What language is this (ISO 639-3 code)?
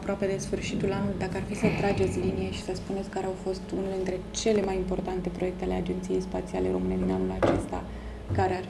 ron